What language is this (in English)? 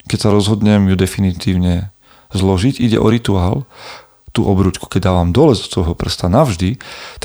Slovak